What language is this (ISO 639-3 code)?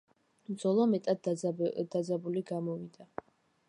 kat